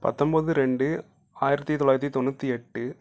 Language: Tamil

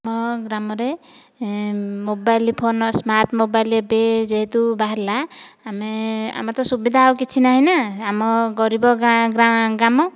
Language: Odia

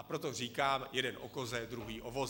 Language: Czech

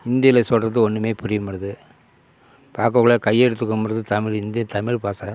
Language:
Tamil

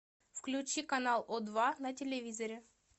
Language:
Russian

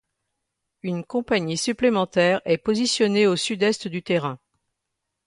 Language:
French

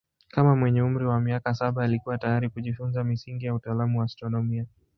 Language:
Swahili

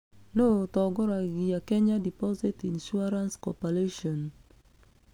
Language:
Kikuyu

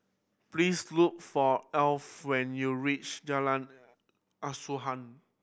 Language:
English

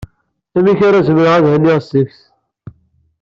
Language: Kabyle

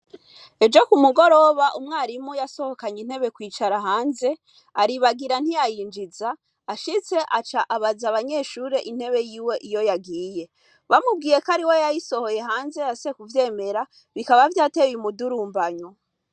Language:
Rundi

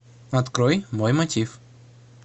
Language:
Russian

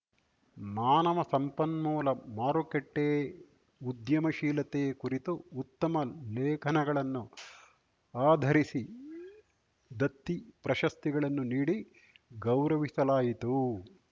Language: Kannada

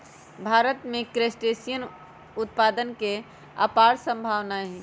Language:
Magahi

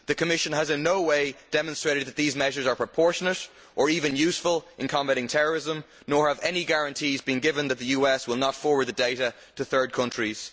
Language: English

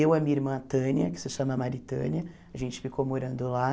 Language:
Portuguese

